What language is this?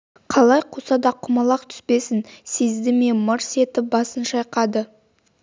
Kazakh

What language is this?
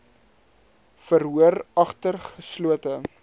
Afrikaans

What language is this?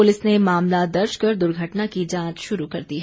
Hindi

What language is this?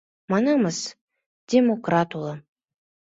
Mari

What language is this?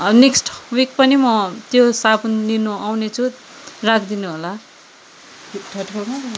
Nepali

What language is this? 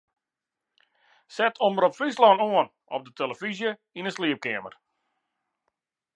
Western Frisian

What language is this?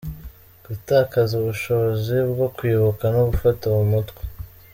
Kinyarwanda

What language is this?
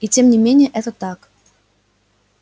Russian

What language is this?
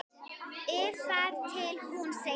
Icelandic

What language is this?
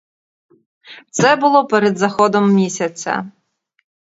Ukrainian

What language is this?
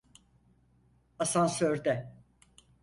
Turkish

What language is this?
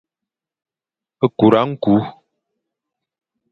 Fang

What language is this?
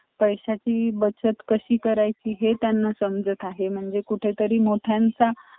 Marathi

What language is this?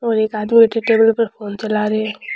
Rajasthani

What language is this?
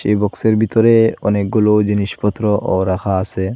Bangla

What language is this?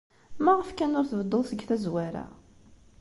Kabyle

